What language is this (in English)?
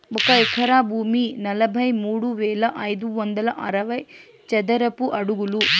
Telugu